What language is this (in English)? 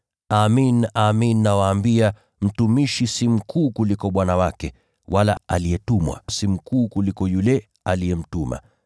Swahili